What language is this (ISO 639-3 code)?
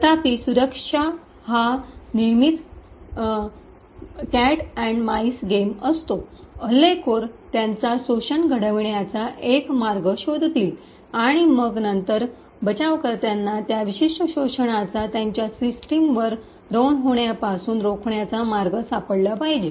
mar